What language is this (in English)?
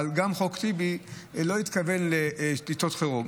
Hebrew